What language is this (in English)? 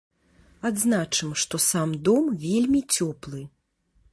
Belarusian